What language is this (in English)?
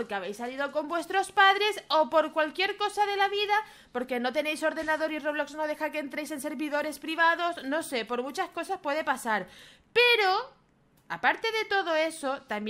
Spanish